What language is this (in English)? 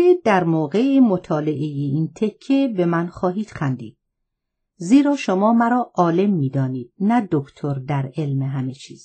Persian